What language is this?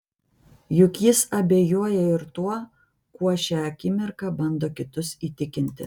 Lithuanian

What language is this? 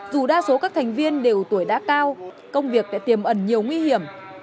Vietnamese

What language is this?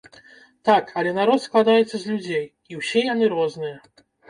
Belarusian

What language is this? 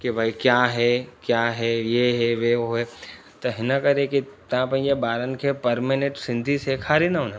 Sindhi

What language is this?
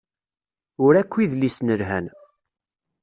Kabyle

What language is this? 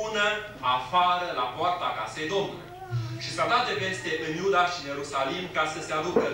Romanian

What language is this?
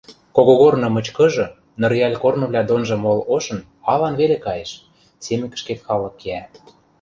Western Mari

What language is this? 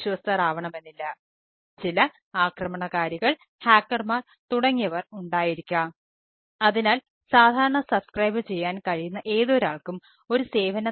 Malayalam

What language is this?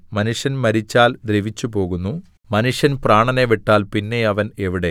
Malayalam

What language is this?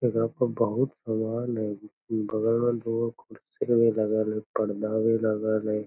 Magahi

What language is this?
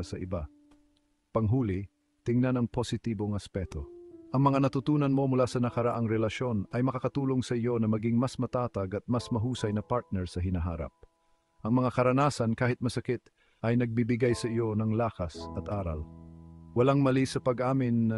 Filipino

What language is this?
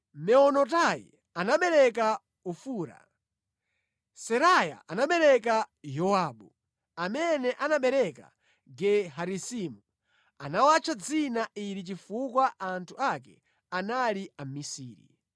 Nyanja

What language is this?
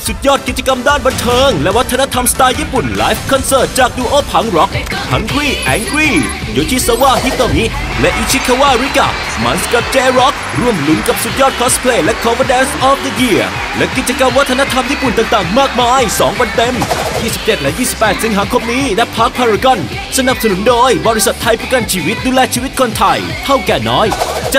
Thai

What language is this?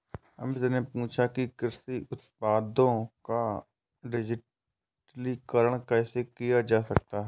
Hindi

